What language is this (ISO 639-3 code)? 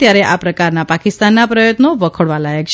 guj